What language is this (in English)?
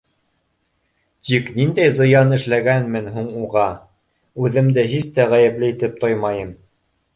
Bashkir